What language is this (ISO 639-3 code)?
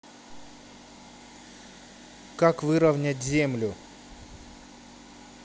rus